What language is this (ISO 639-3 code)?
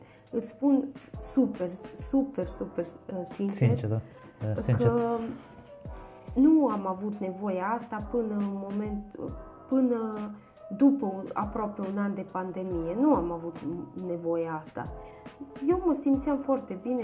ron